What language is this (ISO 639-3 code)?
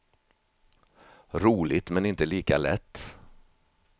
swe